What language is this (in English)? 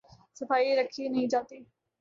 Urdu